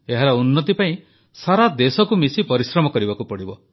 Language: Odia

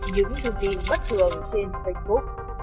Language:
Vietnamese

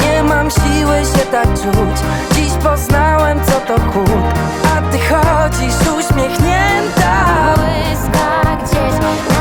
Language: Polish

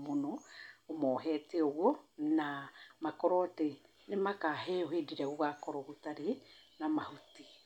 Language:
Kikuyu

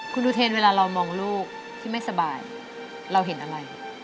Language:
Thai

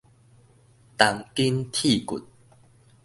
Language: Min Nan Chinese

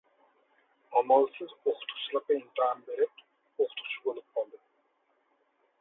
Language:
Uyghur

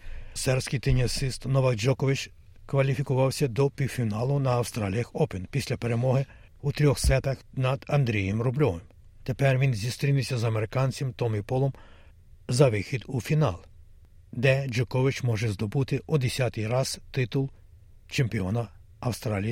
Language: Ukrainian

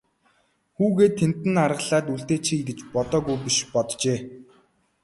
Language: Mongolian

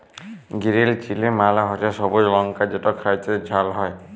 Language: Bangla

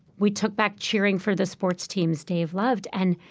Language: English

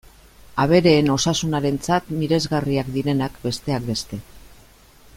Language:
Basque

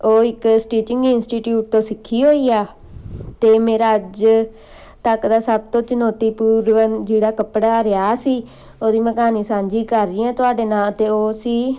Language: Punjabi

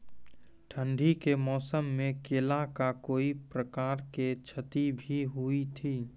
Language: Maithili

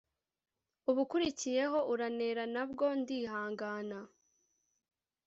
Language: Kinyarwanda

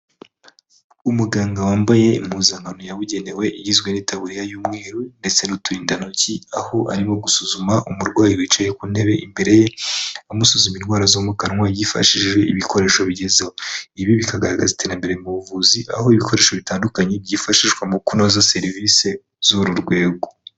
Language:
Kinyarwanda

